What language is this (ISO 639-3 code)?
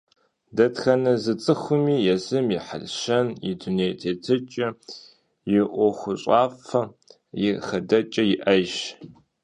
kbd